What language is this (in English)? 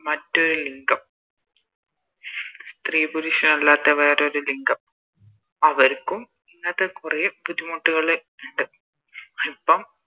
Malayalam